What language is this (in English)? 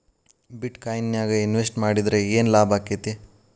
Kannada